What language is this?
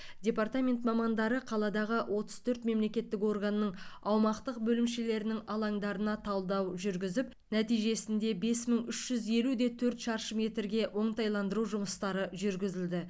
Kazakh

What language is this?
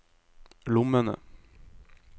Norwegian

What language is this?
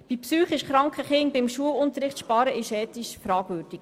Swiss German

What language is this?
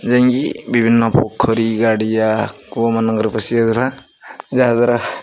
Odia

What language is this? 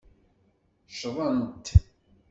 Kabyle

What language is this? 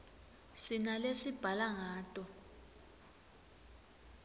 Swati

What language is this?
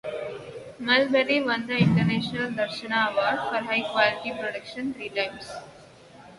English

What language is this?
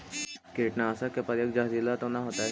Magahi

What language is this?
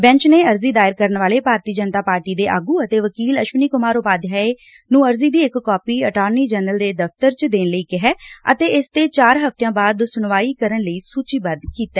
Punjabi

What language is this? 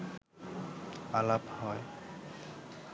Bangla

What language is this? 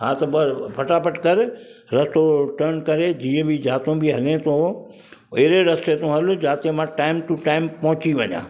Sindhi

